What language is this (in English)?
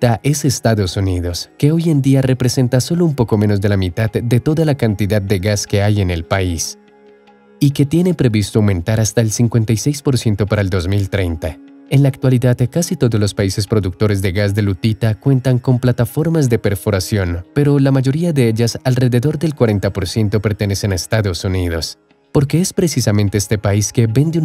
Spanish